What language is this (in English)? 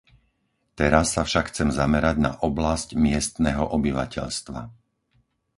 Slovak